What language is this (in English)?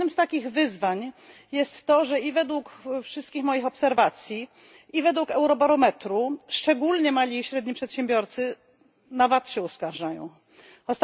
Polish